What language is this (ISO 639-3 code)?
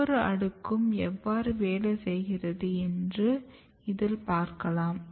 tam